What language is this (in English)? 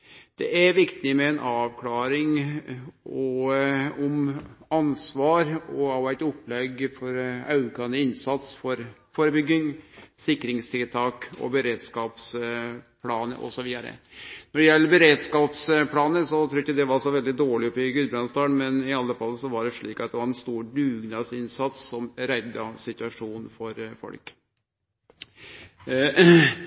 Norwegian Nynorsk